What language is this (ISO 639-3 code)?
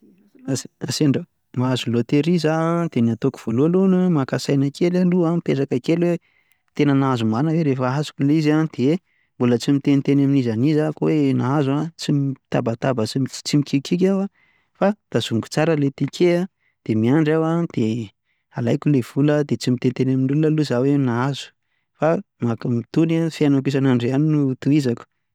mlg